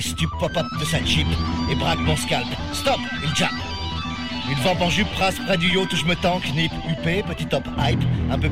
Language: French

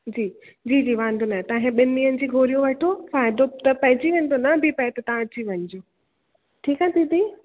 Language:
Sindhi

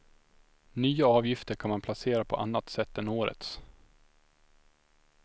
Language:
Swedish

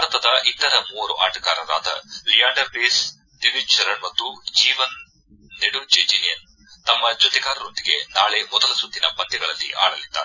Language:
Kannada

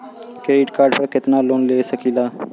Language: Bhojpuri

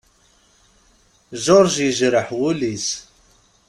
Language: Kabyle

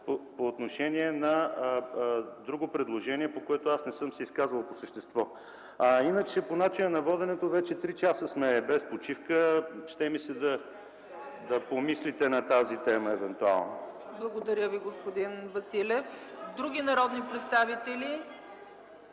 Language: Bulgarian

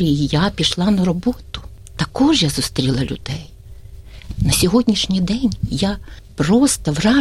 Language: Ukrainian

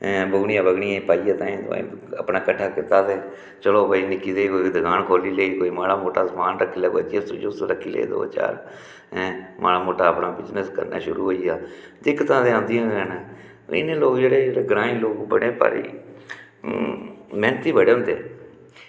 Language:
Dogri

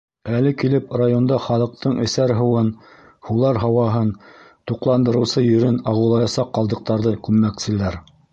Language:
Bashkir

